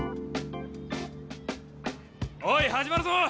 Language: Japanese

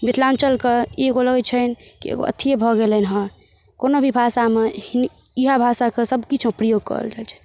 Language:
Maithili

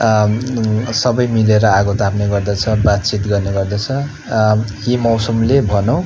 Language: Nepali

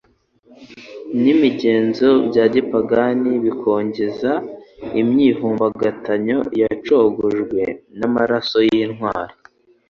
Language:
Kinyarwanda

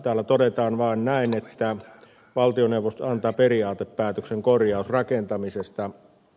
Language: Finnish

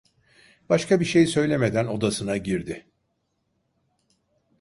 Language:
Turkish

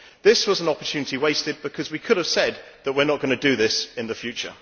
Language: English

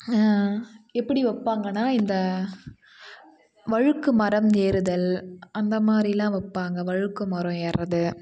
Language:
Tamil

